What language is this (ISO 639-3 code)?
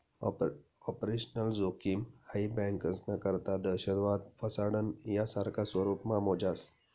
mar